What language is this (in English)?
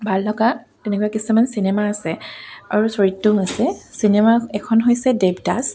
Assamese